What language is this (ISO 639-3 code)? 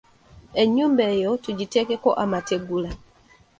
lug